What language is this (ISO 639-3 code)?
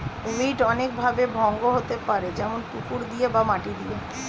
ben